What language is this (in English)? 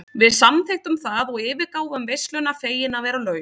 Icelandic